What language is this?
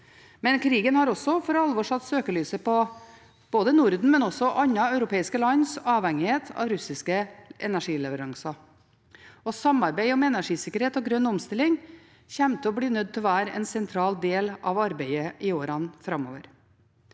Norwegian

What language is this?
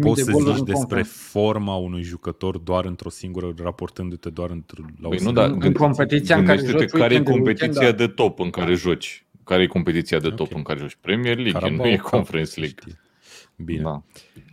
Romanian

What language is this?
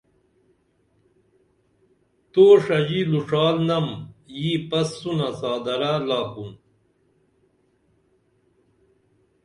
Dameli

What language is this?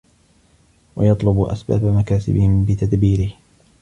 Arabic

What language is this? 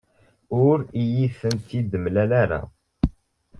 Kabyle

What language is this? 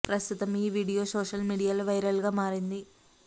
Telugu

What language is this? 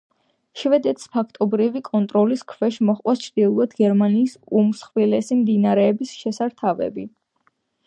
Georgian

